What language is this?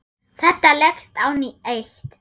Icelandic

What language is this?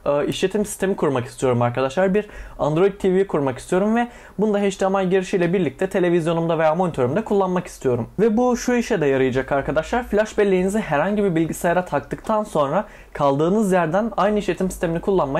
Turkish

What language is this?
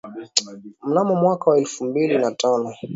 Swahili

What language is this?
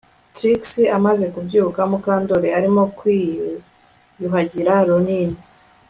Kinyarwanda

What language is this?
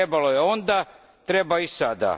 Croatian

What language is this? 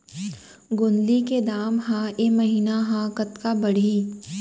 Chhattisgarhi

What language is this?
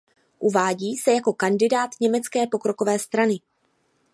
Czech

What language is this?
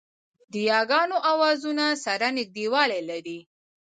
Pashto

